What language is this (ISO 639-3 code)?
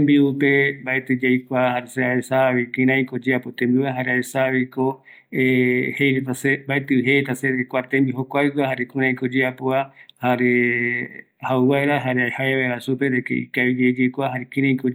gui